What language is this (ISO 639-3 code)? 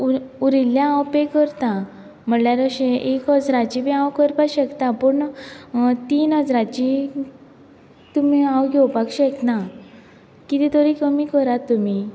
kok